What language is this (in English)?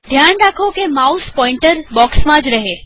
Gujarati